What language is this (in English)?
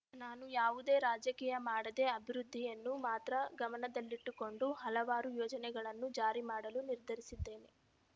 Kannada